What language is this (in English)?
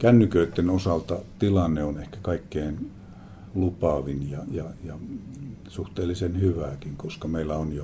Finnish